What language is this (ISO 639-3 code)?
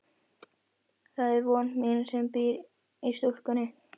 isl